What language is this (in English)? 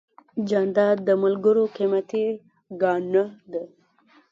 Pashto